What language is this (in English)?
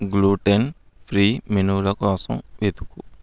Telugu